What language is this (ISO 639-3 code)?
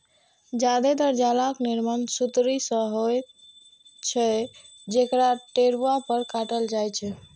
mai